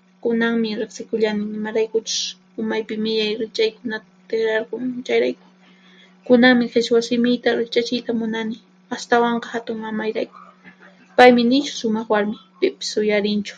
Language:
Puno Quechua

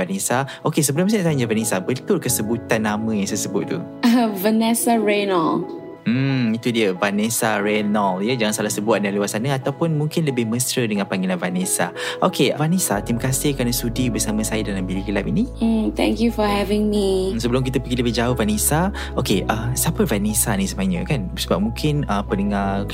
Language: Malay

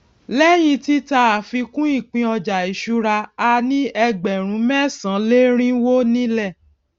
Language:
Yoruba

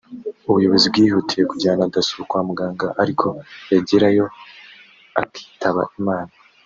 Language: Kinyarwanda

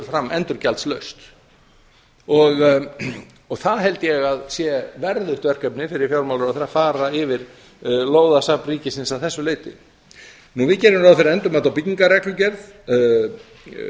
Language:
Icelandic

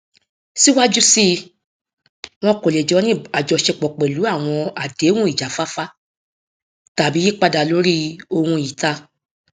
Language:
Yoruba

